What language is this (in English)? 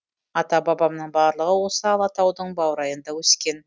Kazakh